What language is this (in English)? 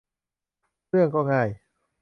Thai